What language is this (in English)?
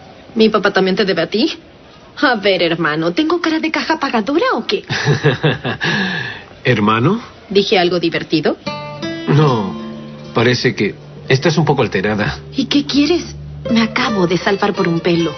Spanish